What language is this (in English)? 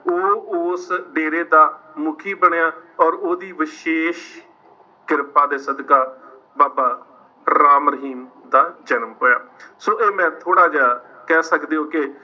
Punjabi